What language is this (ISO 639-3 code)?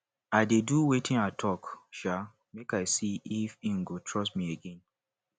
pcm